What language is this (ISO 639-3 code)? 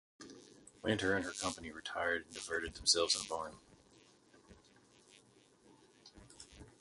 eng